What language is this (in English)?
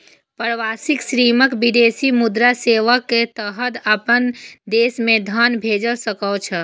Maithili